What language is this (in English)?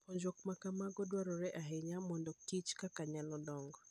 Luo (Kenya and Tanzania)